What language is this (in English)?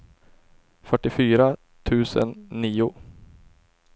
Swedish